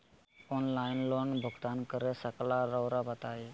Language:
Magahi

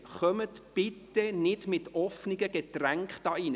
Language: Swiss German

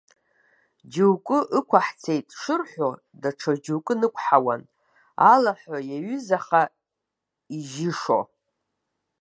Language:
Abkhazian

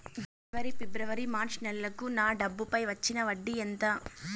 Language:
Telugu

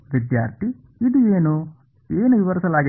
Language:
Kannada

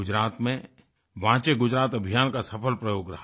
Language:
Hindi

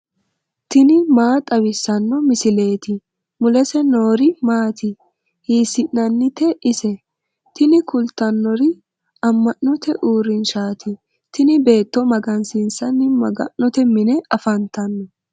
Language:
Sidamo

